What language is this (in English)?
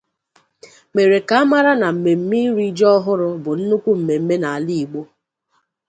Igbo